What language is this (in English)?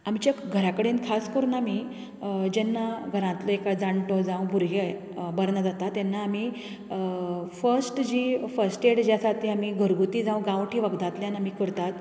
Konkani